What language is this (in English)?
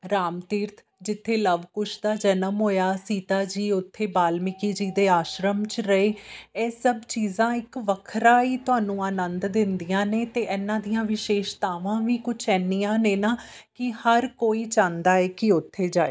Punjabi